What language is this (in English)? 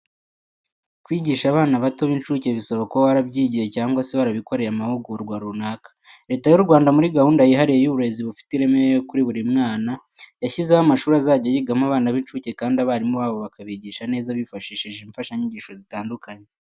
Kinyarwanda